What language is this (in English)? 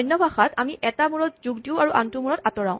Assamese